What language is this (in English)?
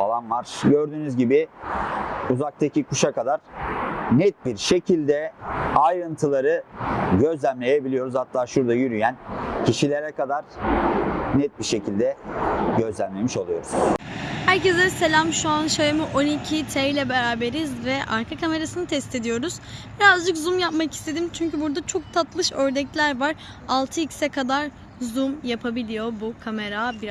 Turkish